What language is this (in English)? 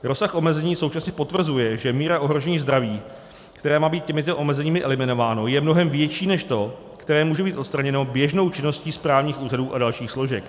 Czech